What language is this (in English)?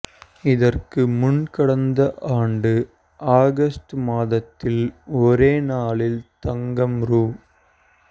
Tamil